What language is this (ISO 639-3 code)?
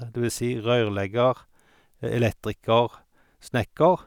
nor